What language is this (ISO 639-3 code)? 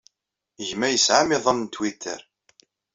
kab